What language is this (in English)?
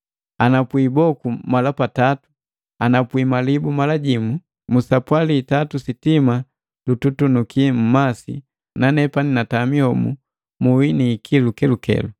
Matengo